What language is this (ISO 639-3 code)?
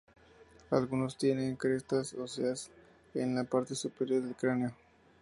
spa